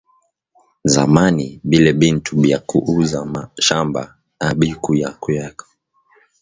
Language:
Swahili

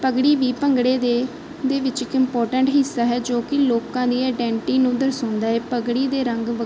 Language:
Punjabi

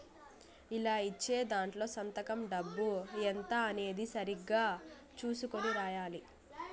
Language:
Telugu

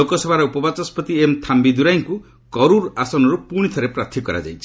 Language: Odia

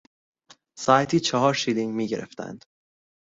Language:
Persian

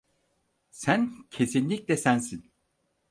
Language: Turkish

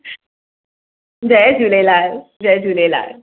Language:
Sindhi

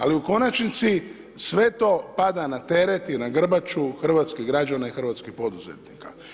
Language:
Croatian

